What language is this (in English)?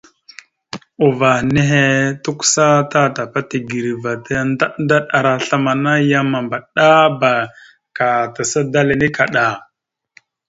Mada (Cameroon)